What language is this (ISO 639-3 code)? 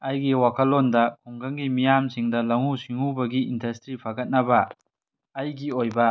mni